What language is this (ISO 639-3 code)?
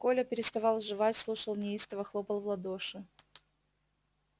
rus